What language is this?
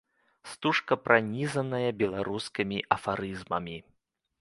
Belarusian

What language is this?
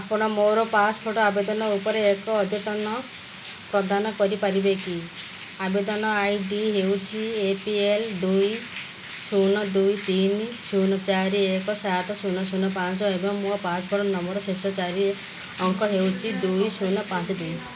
Odia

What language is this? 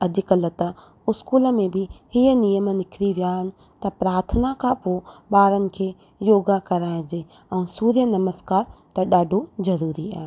Sindhi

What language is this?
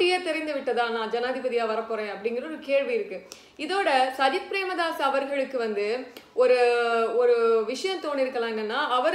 Romanian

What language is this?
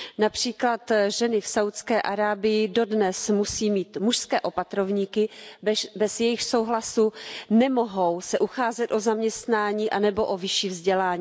Czech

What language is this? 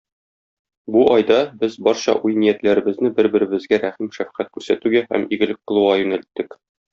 Tatar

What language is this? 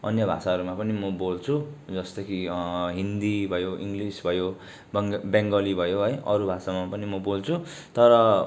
Nepali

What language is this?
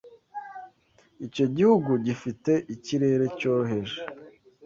Kinyarwanda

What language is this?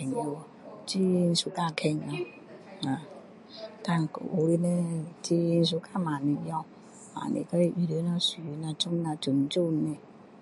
Min Dong Chinese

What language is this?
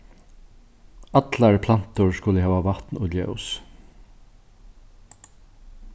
Faroese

